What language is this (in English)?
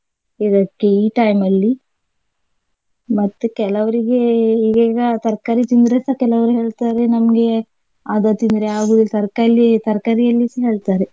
Kannada